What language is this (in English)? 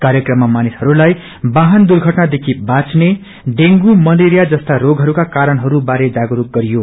Nepali